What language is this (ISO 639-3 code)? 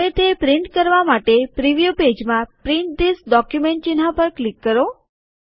guj